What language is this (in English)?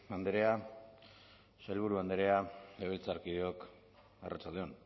Basque